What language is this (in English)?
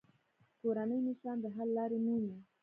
Pashto